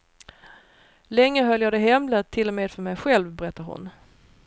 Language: Swedish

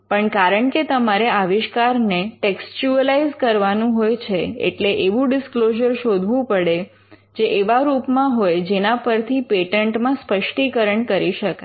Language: Gujarati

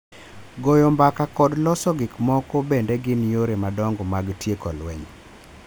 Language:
Luo (Kenya and Tanzania)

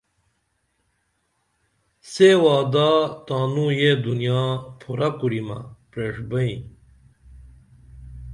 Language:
Dameli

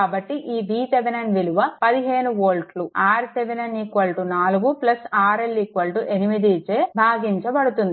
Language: Telugu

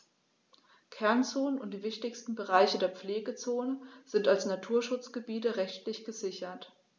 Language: German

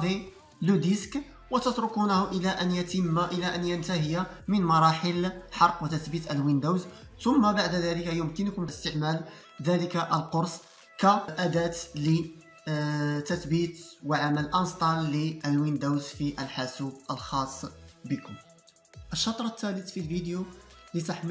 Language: Arabic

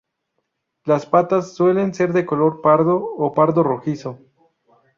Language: Spanish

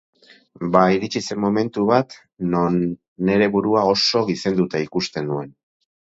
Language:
Basque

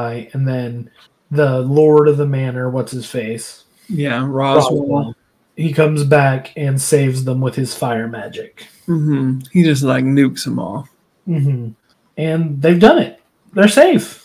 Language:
English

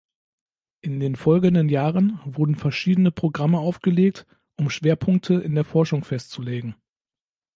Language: German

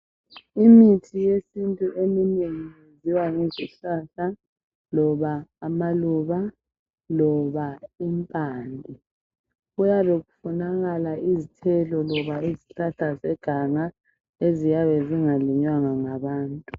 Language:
North Ndebele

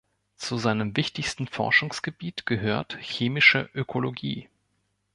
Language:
German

